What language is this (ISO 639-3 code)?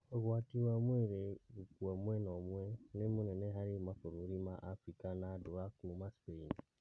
kik